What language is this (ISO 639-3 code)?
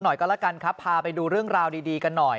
tha